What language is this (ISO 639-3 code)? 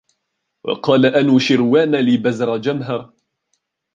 ara